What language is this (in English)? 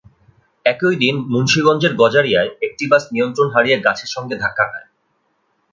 Bangla